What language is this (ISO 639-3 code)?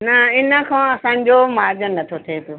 snd